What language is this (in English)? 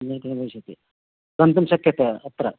Sanskrit